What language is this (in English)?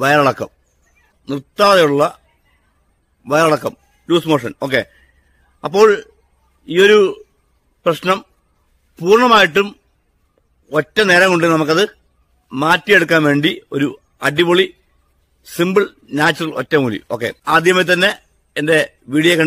Hindi